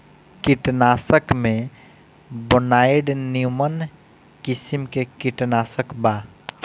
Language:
Bhojpuri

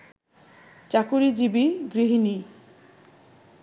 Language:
Bangla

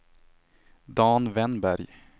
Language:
Swedish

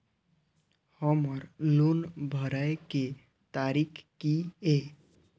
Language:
Maithili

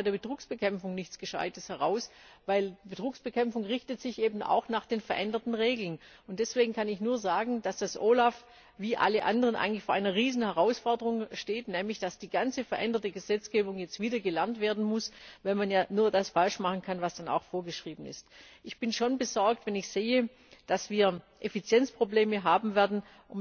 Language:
German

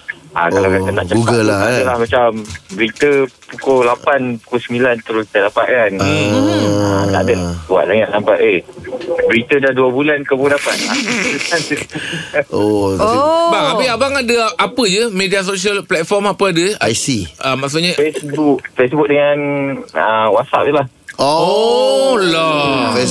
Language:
Malay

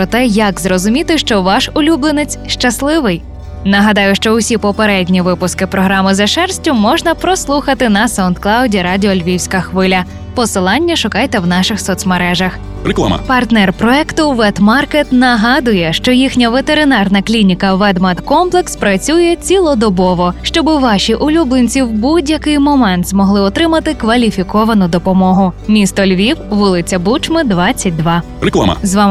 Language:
Ukrainian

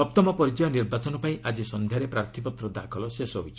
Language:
Odia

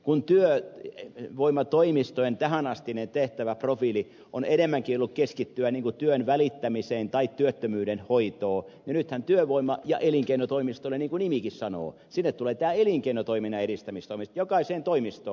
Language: Finnish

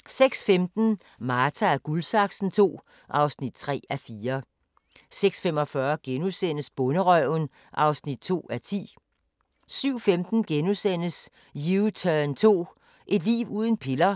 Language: Danish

